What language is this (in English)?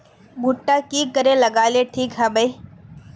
Magahi